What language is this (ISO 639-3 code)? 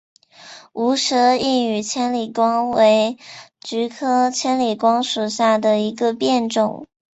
zho